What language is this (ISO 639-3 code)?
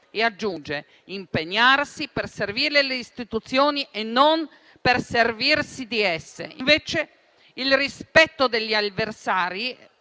ita